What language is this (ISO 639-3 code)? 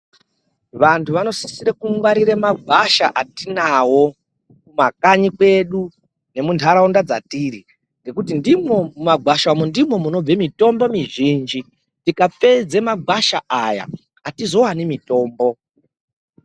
ndc